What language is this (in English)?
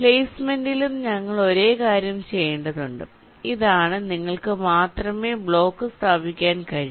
Malayalam